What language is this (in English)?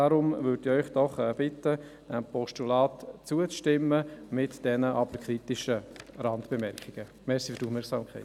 Swiss German